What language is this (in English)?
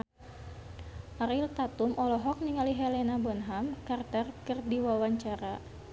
Sundanese